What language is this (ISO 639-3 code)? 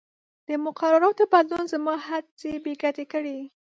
pus